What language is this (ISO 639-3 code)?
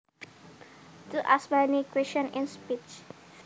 jav